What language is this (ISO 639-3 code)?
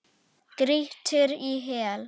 isl